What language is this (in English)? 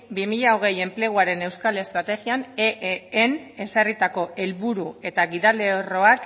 Basque